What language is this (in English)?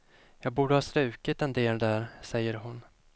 Swedish